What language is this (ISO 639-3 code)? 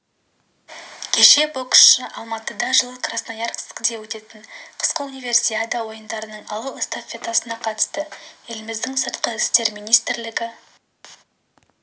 kaz